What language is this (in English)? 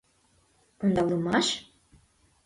Mari